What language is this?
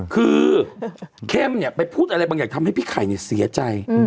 Thai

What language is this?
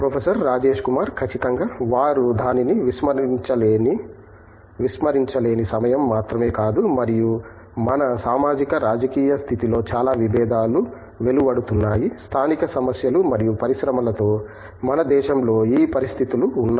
Telugu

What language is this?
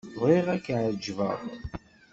Kabyle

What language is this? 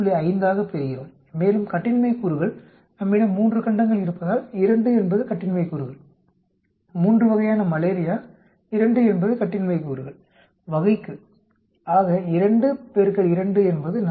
Tamil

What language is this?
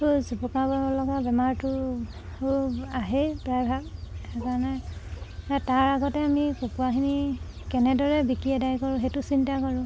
Assamese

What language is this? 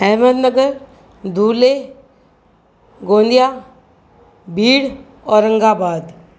Sindhi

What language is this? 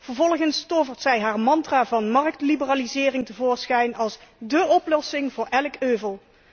Dutch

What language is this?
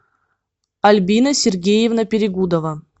Russian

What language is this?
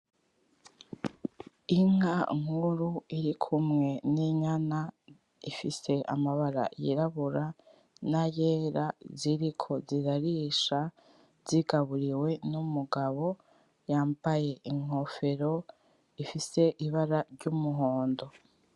Rundi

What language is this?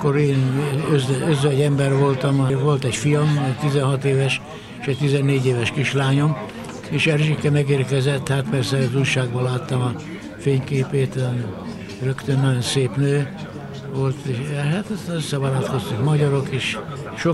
Hungarian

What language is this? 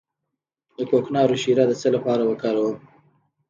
Pashto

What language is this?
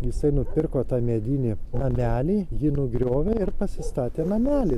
Lithuanian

